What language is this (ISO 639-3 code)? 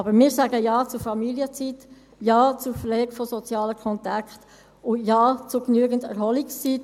gsw